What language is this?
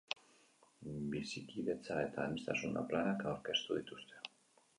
Basque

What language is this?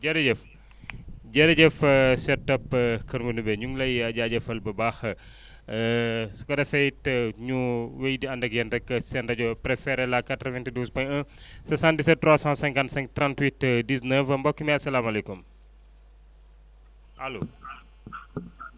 Wolof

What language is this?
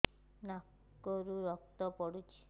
Odia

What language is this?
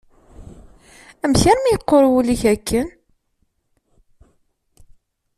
Kabyle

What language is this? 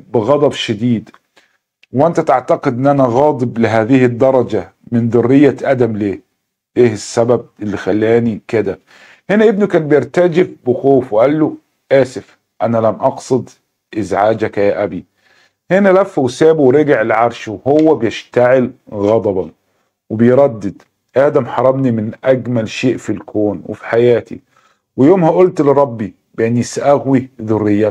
Arabic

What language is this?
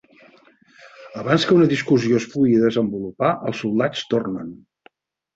Catalan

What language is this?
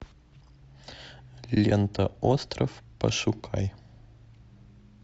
Russian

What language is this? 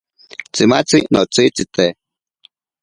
Ashéninka Perené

